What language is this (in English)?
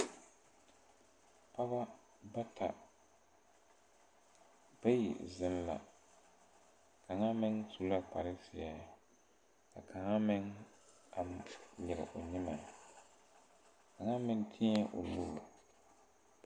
Southern Dagaare